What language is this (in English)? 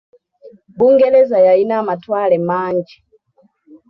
Ganda